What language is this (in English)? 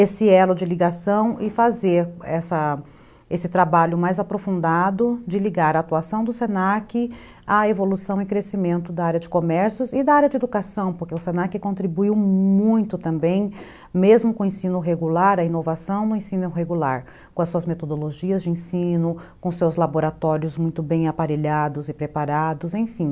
Portuguese